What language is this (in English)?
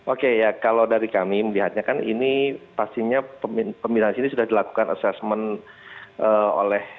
Indonesian